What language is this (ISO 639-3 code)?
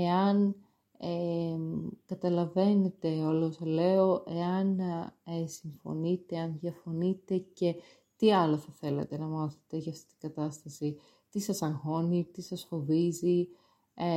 ell